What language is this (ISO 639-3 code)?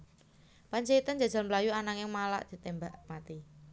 jav